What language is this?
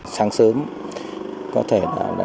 Vietnamese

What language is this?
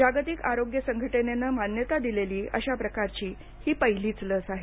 Marathi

